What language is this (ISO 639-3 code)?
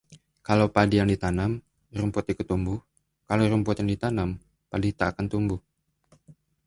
ind